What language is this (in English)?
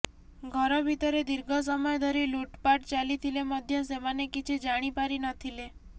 Odia